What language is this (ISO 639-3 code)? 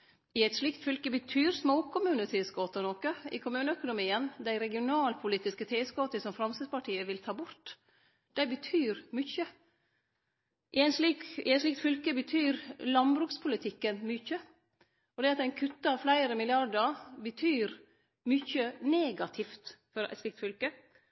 nno